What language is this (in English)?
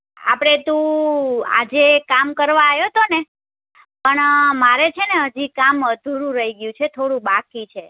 Gujarati